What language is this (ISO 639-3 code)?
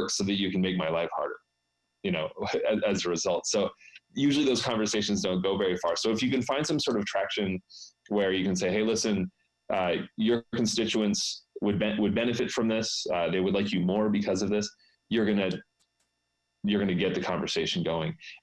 eng